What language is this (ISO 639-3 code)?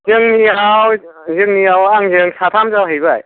brx